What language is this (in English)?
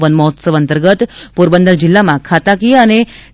Gujarati